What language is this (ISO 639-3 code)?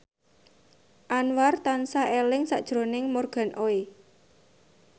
jav